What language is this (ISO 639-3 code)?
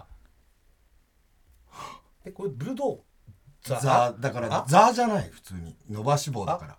jpn